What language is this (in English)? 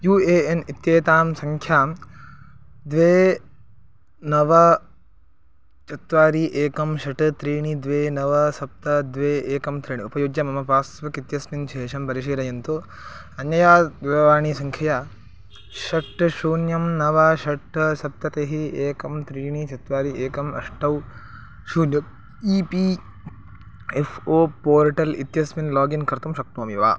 Sanskrit